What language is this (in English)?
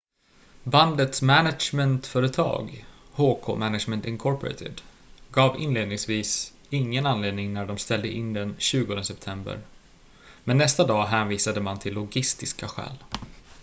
Swedish